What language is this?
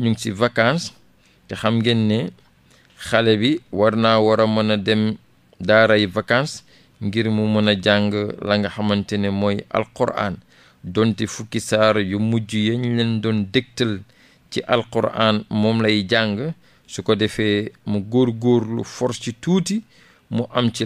French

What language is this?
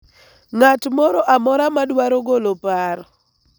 Luo (Kenya and Tanzania)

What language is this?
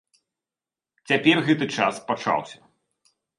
Belarusian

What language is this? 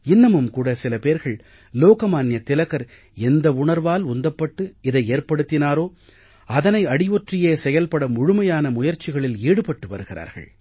Tamil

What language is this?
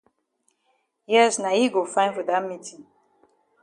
Cameroon Pidgin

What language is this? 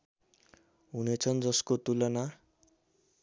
Nepali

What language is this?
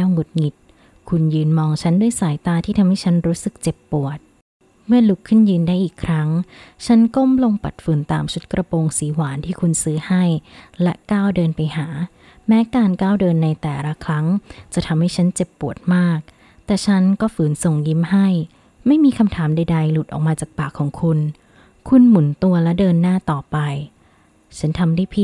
Thai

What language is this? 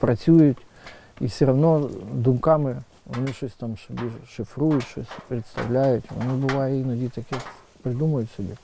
Ukrainian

